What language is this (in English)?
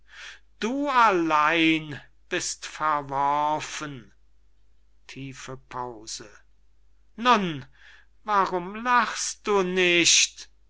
German